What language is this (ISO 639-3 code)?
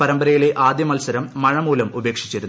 mal